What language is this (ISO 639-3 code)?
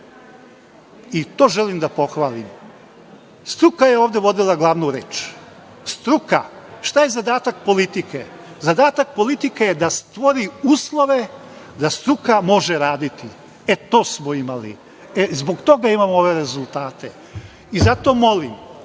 srp